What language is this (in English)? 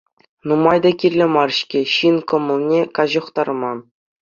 Chuvash